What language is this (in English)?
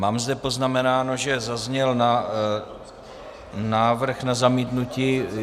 Czech